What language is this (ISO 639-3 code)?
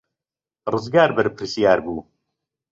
ckb